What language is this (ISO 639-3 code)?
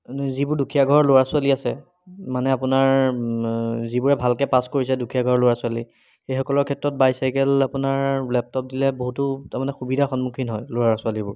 asm